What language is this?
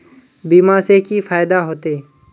Magahi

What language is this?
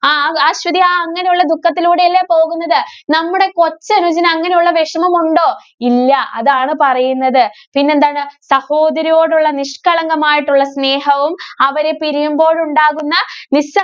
Malayalam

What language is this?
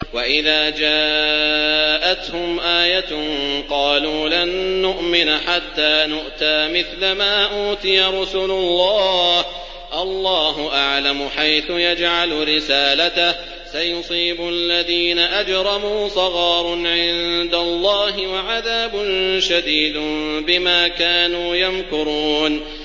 Arabic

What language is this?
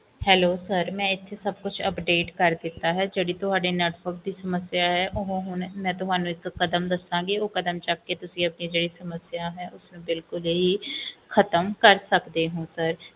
Punjabi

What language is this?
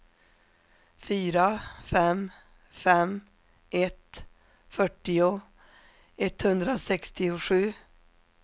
Swedish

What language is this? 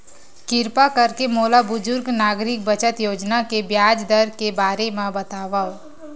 Chhattisgarhi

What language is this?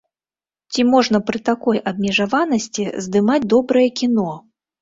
Belarusian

